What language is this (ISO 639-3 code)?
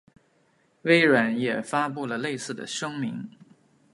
zho